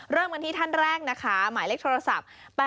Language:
Thai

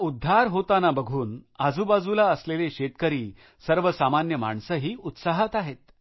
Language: Marathi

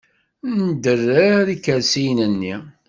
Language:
Kabyle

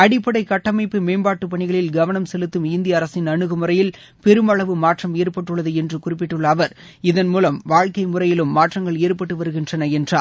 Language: Tamil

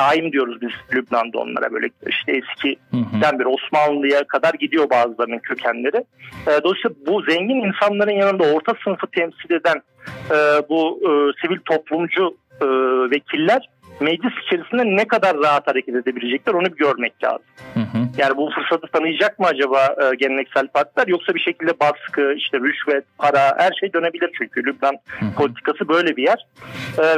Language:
Turkish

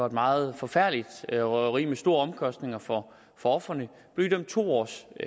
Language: Danish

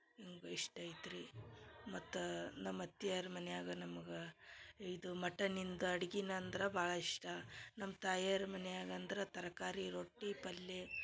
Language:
Kannada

